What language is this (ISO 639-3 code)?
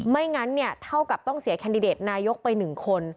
tha